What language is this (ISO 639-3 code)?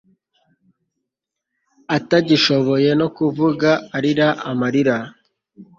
kin